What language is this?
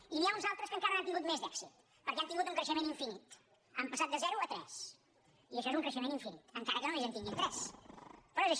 Catalan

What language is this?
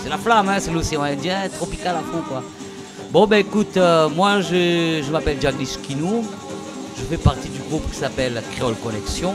French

